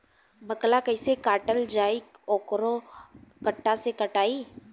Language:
Bhojpuri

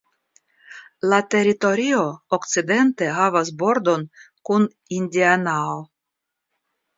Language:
Esperanto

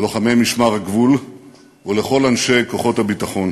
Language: Hebrew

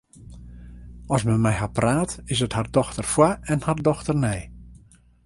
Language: Western Frisian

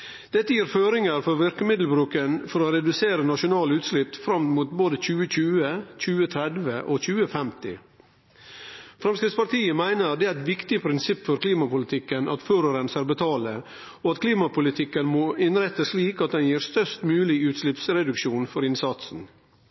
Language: Norwegian Nynorsk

